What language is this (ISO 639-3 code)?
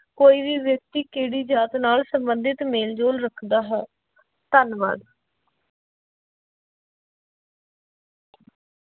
pan